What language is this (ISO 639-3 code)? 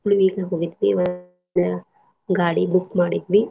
kan